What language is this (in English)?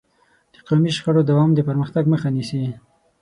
Pashto